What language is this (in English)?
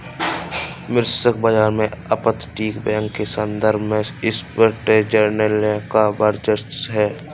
Hindi